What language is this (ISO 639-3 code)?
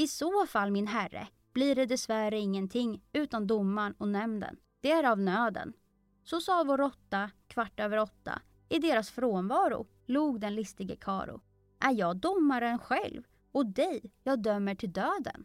swe